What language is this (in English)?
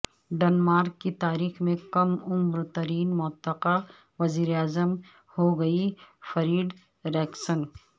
Urdu